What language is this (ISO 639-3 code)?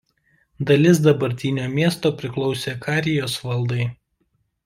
lit